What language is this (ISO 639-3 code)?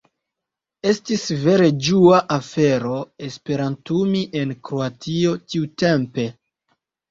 epo